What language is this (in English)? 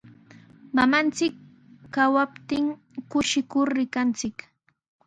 Sihuas Ancash Quechua